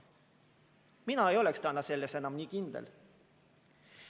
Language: Estonian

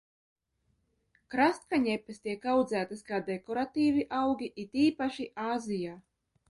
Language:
Latvian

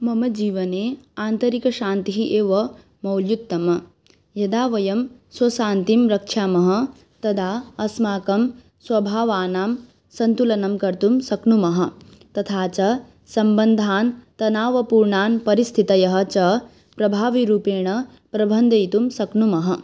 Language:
Sanskrit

